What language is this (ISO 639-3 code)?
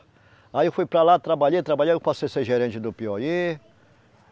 por